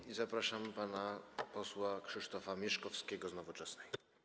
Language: Polish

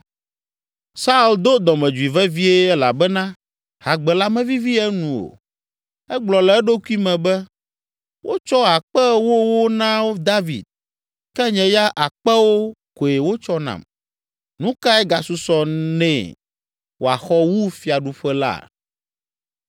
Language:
Ewe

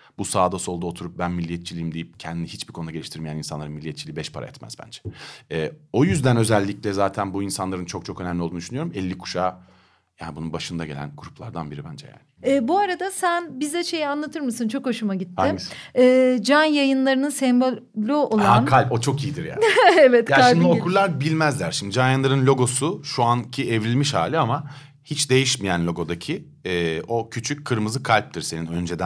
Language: Turkish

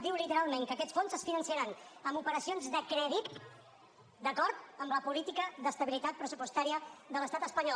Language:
Catalan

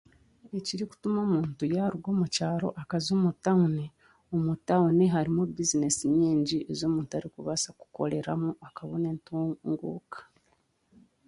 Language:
Chiga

